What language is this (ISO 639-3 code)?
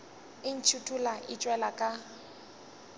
nso